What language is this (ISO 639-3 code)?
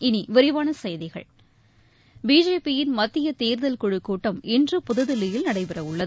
tam